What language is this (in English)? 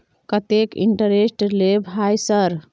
Maithili